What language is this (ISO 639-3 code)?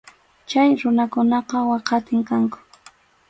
qxu